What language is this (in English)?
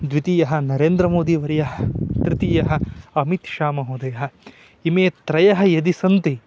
Sanskrit